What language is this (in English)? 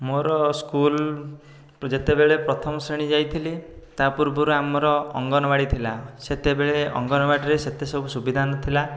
Odia